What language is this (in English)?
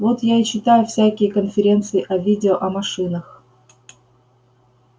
Russian